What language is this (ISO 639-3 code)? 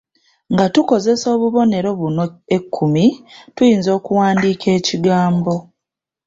lug